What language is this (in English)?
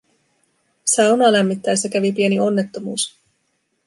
Finnish